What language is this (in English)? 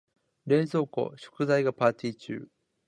Japanese